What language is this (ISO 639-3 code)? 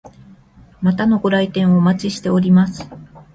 jpn